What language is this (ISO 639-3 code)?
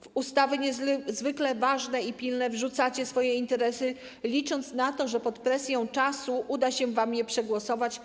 pol